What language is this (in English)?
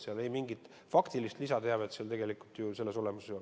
Estonian